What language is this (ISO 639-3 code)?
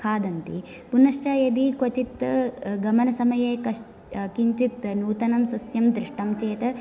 san